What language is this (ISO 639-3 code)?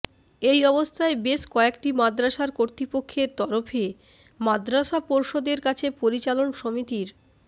ben